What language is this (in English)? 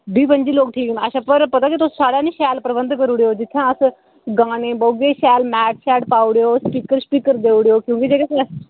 Dogri